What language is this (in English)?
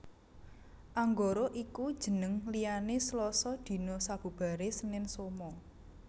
Javanese